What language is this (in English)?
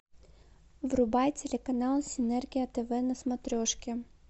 Russian